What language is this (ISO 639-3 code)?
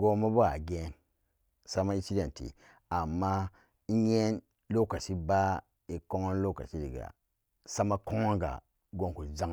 ccg